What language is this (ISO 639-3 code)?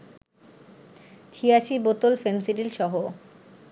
ben